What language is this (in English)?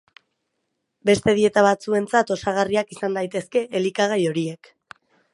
Basque